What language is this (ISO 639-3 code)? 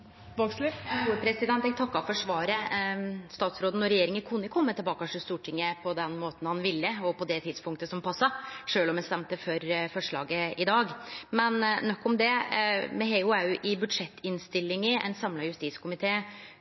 nno